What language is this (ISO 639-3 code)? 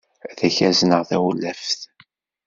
kab